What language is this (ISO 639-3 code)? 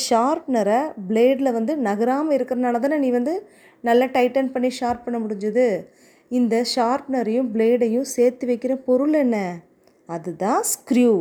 tam